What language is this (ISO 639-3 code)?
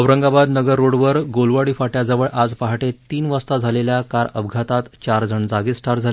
mar